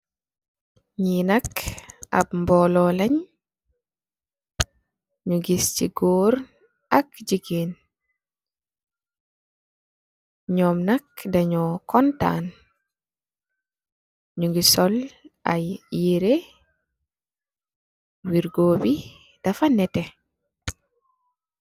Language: Wolof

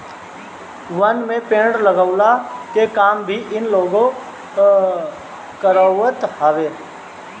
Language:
Bhojpuri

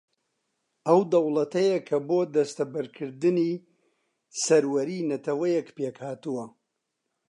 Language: Central Kurdish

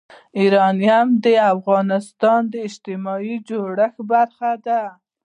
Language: Pashto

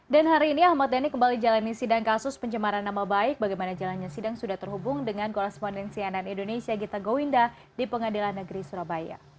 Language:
Indonesian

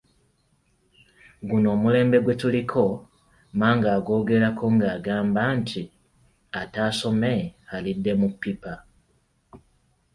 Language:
Ganda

